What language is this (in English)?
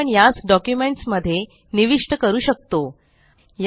Marathi